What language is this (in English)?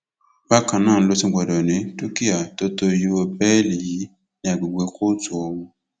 Yoruba